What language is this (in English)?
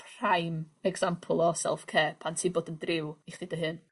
Welsh